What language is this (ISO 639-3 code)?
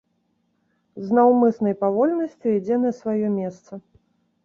bel